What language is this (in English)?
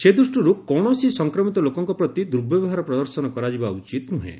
Odia